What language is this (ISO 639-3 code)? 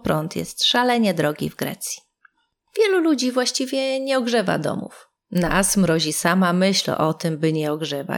pol